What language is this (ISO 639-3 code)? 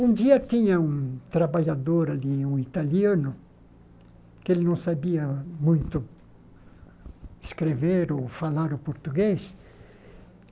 por